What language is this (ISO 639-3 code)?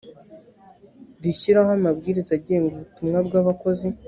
kin